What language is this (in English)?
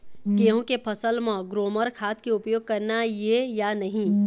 Chhattisgarhi